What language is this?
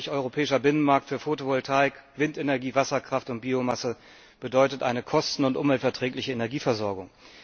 German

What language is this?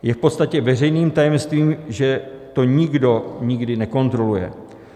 Czech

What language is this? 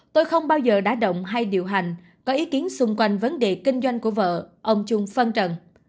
Vietnamese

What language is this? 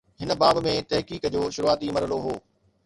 Sindhi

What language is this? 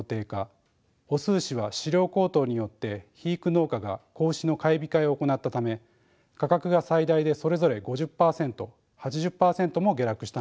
Japanese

